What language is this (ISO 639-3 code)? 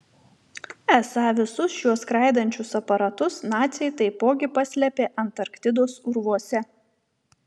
lit